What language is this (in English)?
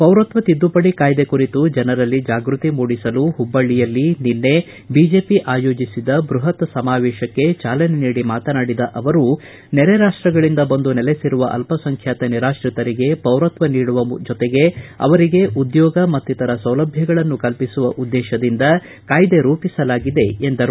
Kannada